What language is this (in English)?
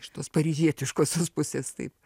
Lithuanian